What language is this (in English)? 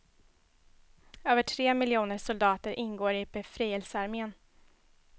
Swedish